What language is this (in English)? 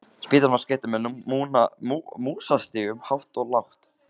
Icelandic